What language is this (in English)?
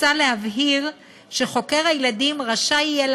Hebrew